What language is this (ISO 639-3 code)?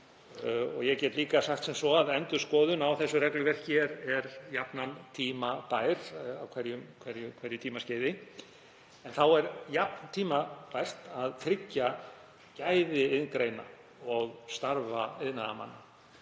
isl